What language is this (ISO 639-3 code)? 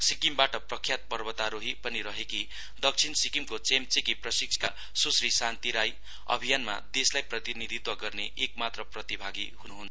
nep